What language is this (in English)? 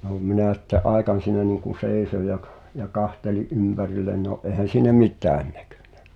Finnish